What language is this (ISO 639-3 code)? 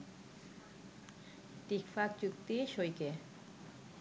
ben